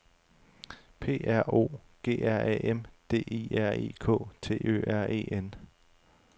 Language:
Danish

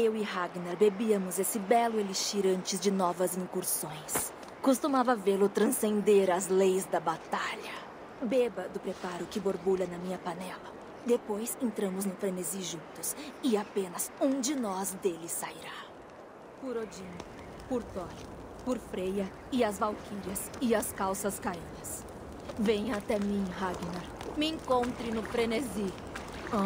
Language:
Portuguese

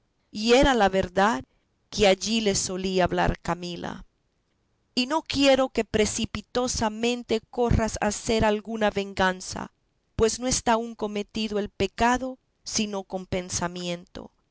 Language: Spanish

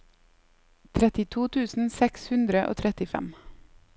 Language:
Norwegian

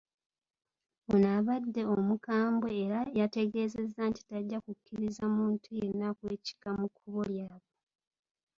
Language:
Ganda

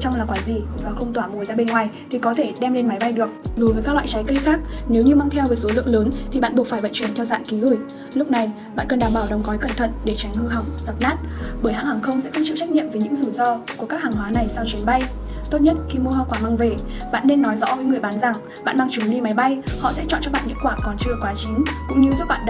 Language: Vietnamese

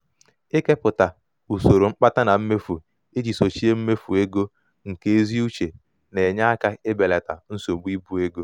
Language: Igbo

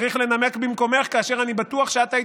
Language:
Hebrew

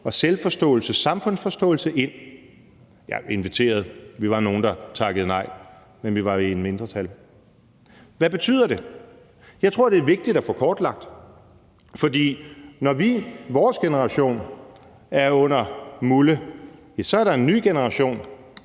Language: Danish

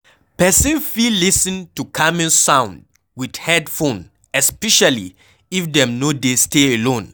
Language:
Nigerian Pidgin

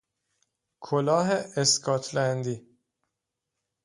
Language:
Persian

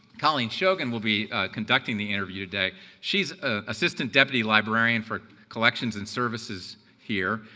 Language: English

